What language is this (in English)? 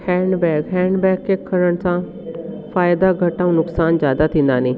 Sindhi